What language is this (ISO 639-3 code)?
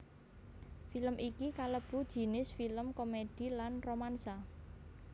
jav